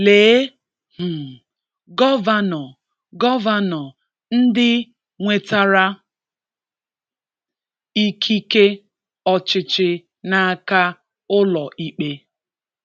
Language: Igbo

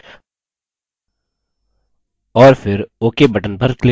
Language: Hindi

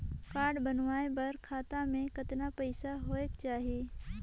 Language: Chhattisgarhi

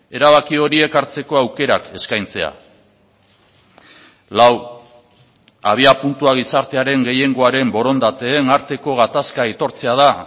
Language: Basque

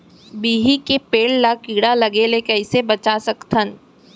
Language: Chhattisgarhi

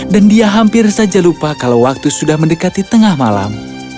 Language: Indonesian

